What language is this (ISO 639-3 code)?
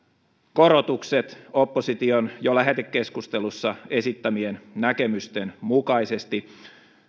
fin